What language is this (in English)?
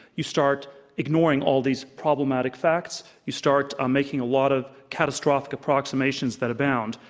English